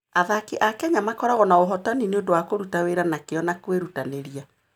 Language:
Kikuyu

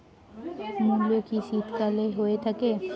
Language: Bangla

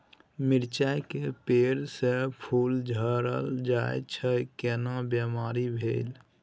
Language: Maithili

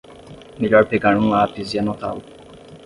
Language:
Portuguese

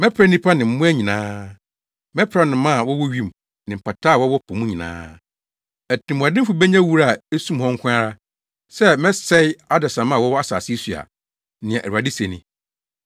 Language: Akan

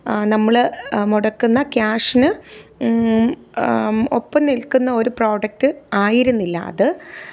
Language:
Malayalam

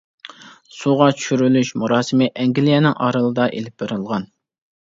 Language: Uyghur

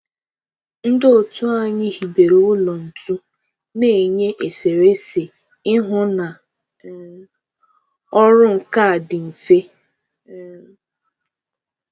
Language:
Igbo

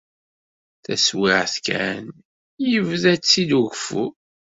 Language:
Kabyle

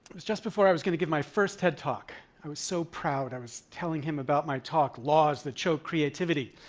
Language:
English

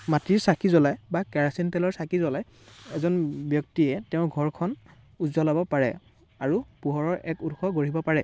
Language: Assamese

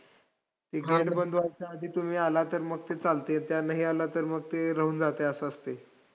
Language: Marathi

